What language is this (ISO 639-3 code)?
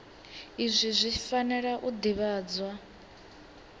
ven